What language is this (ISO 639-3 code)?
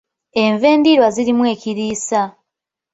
lug